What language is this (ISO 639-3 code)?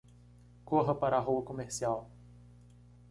por